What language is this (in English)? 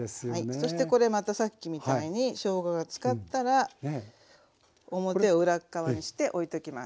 Japanese